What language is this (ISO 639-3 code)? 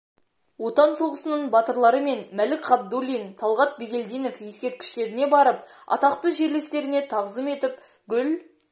kaz